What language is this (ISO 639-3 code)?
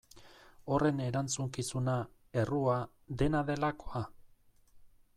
eus